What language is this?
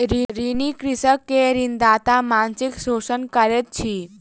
Maithili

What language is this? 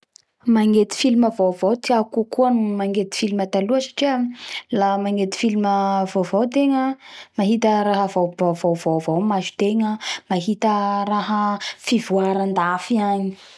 Bara Malagasy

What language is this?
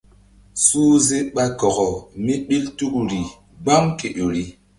Mbum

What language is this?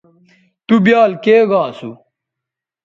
Bateri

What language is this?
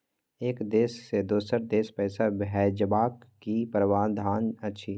Maithili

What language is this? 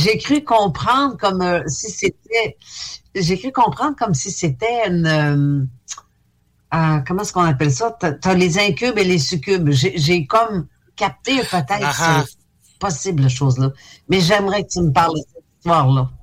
French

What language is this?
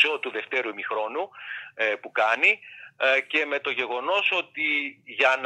Greek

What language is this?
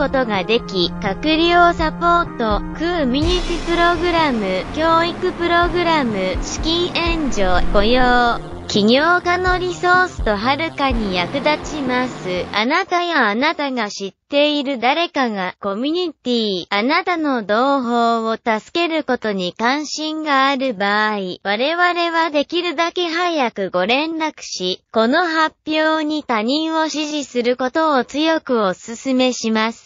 Japanese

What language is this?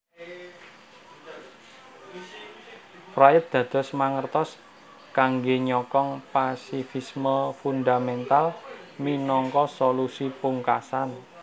Javanese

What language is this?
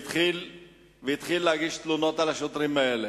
Hebrew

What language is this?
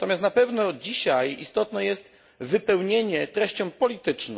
Polish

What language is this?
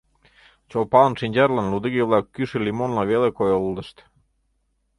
Mari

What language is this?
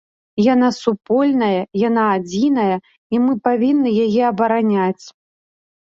Belarusian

